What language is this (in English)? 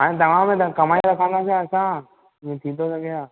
Sindhi